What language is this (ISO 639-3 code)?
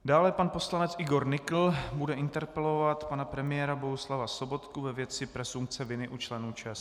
ces